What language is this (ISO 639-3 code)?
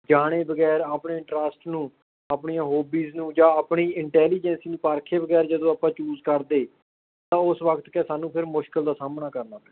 pan